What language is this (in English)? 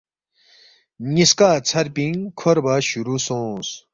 Balti